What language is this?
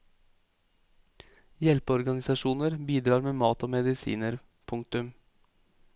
Norwegian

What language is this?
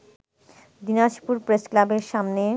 Bangla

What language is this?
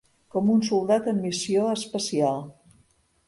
Catalan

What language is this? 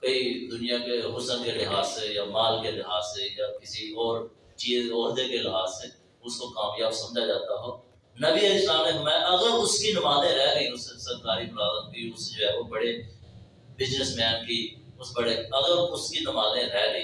Urdu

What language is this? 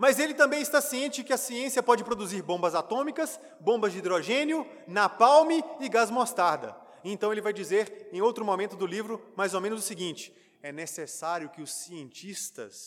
Portuguese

